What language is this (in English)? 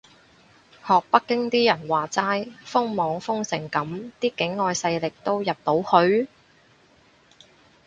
Cantonese